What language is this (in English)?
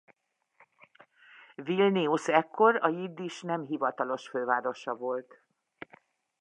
Hungarian